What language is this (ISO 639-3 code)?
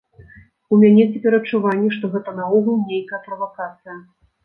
bel